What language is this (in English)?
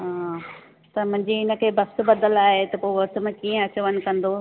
Sindhi